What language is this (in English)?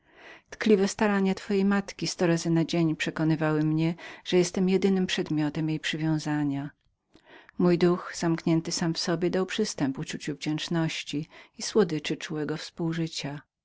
Polish